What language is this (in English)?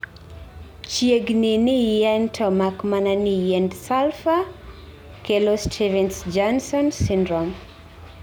Luo (Kenya and Tanzania)